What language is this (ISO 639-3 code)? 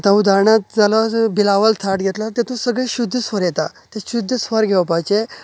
kok